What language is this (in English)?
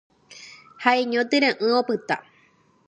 Guarani